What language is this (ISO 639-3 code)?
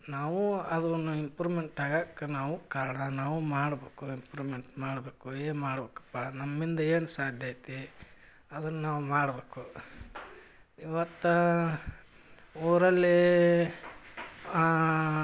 kan